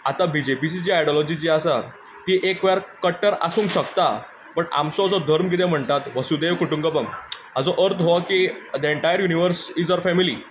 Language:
Konkani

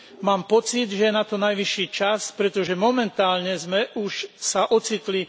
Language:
Slovak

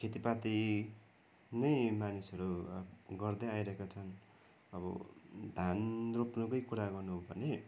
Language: Nepali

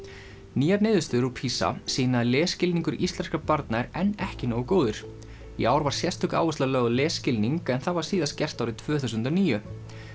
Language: Icelandic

